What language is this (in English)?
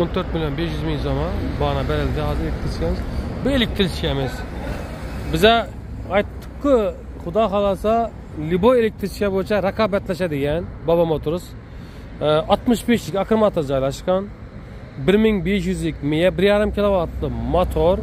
Turkish